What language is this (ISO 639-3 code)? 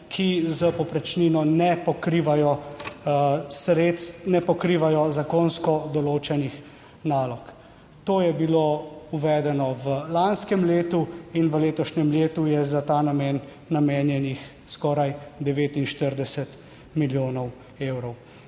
slv